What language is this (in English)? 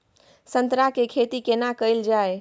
Maithili